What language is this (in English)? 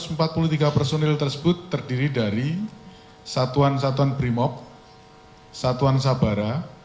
Indonesian